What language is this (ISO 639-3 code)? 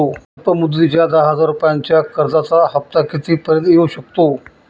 mar